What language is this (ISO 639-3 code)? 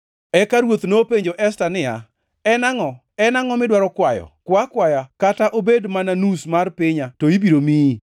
luo